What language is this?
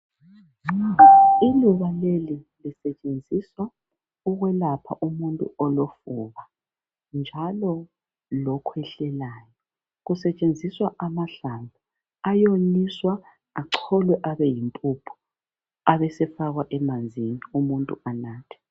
North Ndebele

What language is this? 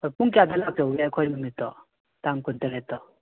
Manipuri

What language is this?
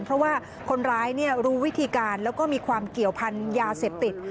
Thai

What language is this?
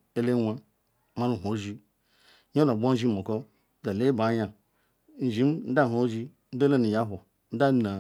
Ikwere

